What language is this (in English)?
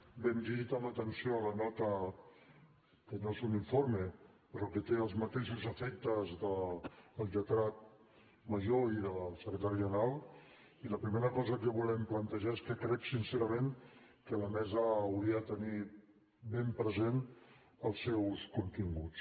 Catalan